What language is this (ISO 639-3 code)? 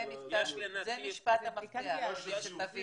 heb